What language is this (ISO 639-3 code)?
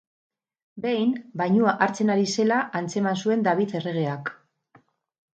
eus